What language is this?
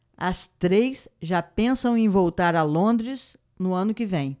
Portuguese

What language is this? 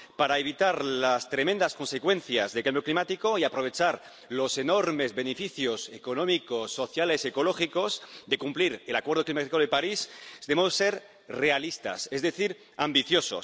Spanish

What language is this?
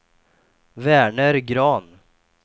Swedish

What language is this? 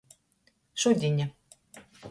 Latgalian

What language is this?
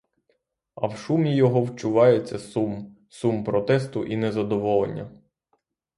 Ukrainian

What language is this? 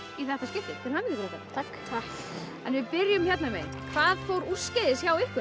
Icelandic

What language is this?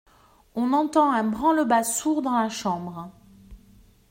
French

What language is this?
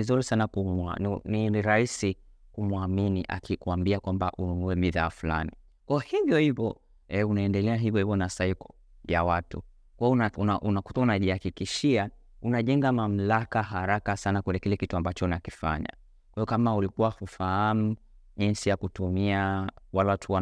Swahili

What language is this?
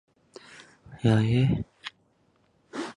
Chinese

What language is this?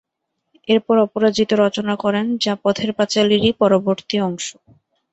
Bangla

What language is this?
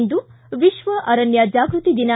Kannada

